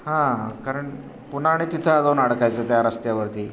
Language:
Marathi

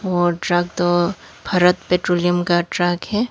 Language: Hindi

